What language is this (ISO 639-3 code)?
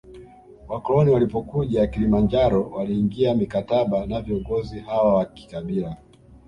swa